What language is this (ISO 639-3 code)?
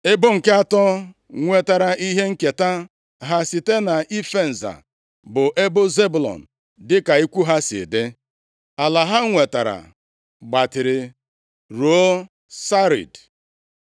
ibo